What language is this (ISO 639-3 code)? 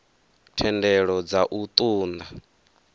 ven